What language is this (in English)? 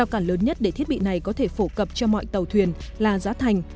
Vietnamese